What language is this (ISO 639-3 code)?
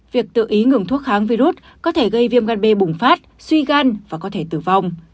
vie